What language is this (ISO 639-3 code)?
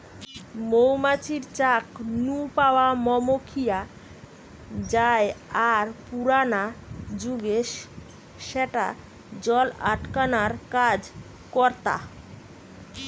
ben